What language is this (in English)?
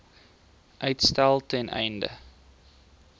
Afrikaans